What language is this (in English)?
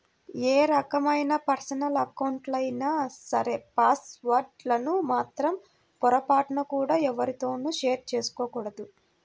Telugu